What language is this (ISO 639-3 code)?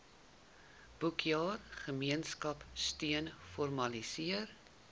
afr